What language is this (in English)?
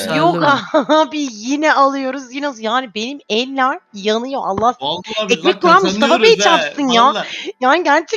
Turkish